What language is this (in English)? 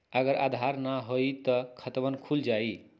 Magahi